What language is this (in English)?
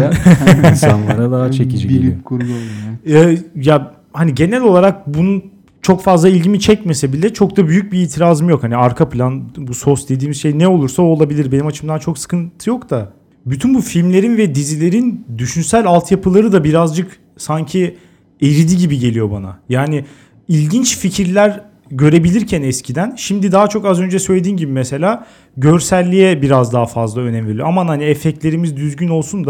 Turkish